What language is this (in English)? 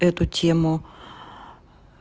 Russian